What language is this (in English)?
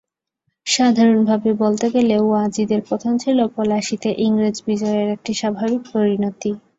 Bangla